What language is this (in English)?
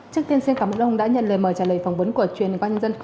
Vietnamese